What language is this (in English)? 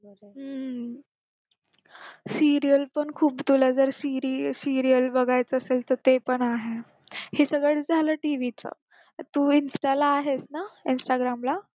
Marathi